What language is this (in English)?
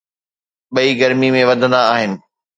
Sindhi